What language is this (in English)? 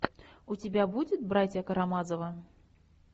Russian